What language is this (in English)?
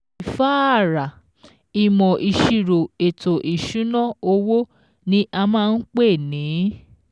Yoruba